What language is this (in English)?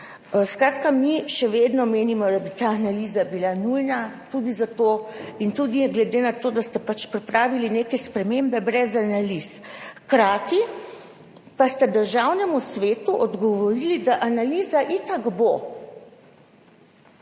Slovenian